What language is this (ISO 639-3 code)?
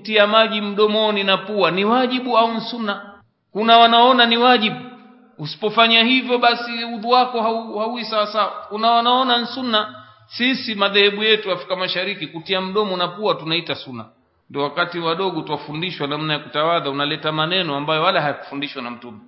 swa